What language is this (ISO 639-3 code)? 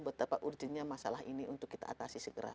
ind